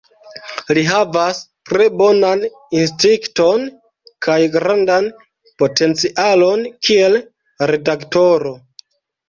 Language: Esperanto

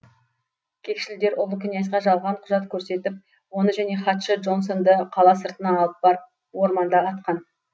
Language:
Kazakh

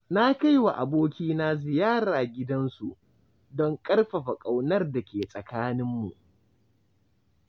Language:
Hausa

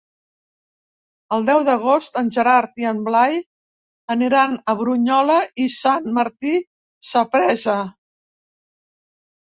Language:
Catalan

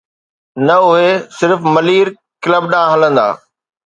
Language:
Sindhi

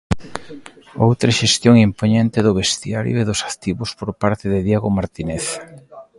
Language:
Galician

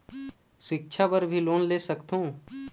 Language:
Chhattisgarhi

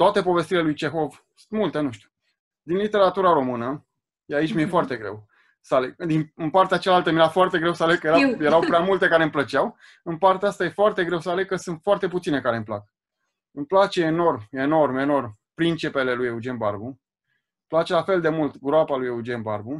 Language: Romanian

